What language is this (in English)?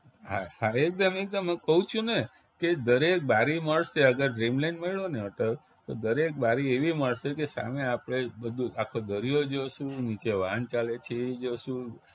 Gujarati